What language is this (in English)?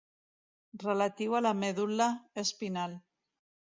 Catalan